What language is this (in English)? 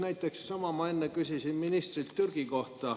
Estonian